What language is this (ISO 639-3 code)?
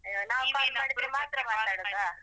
kan